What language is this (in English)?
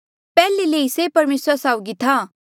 Mandeali